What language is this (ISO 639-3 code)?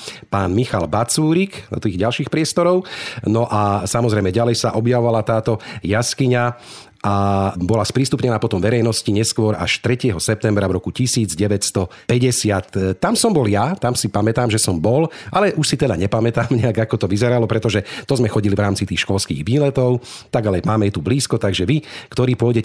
slk